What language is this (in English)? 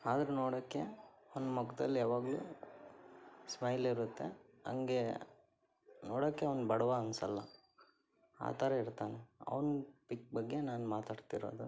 Kannada